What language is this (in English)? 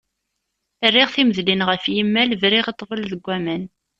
Kabyle